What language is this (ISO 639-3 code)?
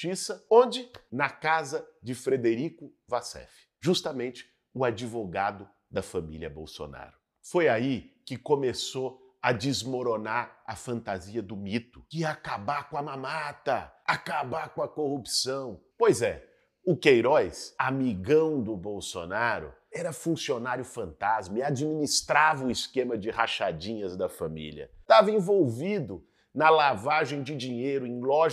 por